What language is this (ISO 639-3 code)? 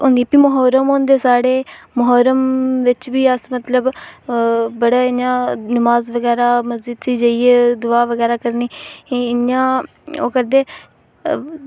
doi